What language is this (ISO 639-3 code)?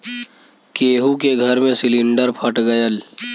bho